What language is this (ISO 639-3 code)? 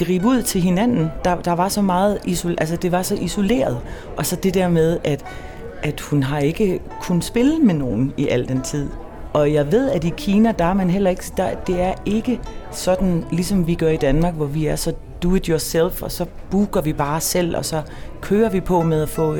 dan